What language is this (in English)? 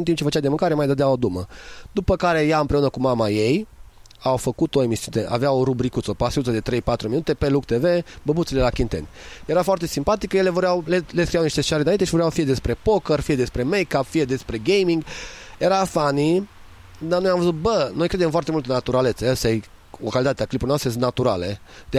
Romanian